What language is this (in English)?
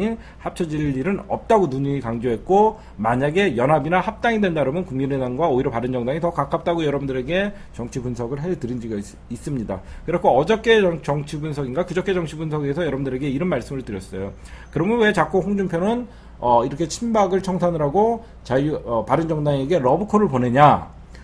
Korean